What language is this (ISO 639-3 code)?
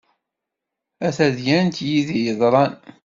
kab